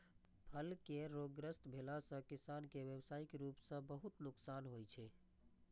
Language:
Maithili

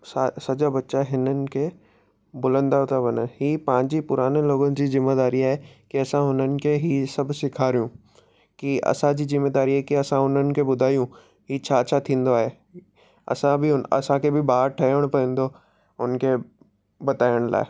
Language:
Sindhi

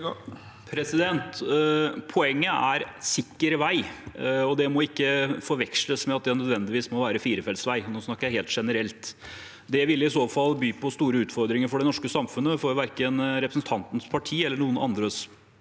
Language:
Norwegian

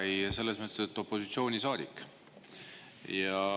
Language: Estonian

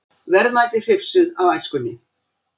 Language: Icelandic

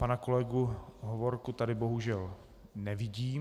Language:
Czech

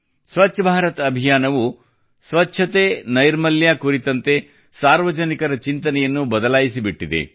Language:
Kannada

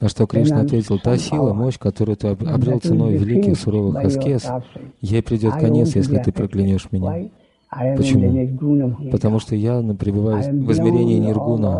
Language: Russian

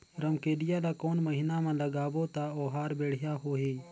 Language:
Chhattisgarhi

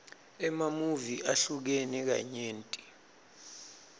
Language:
Swati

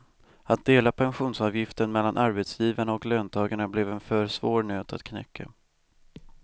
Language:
Swedish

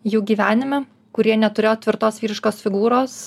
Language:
Lithuanian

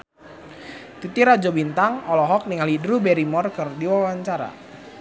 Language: Sundanese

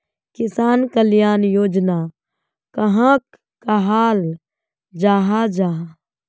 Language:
Magahi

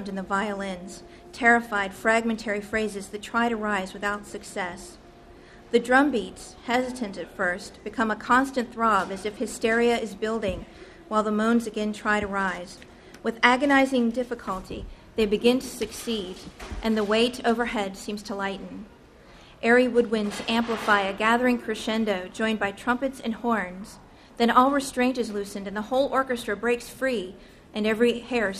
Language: English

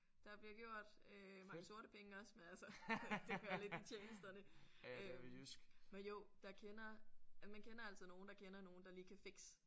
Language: Danish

